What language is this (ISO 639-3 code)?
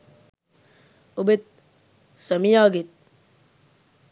sin